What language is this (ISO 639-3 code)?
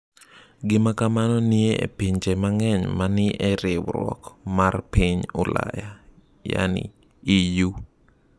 luo